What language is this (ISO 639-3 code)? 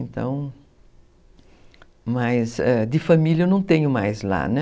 por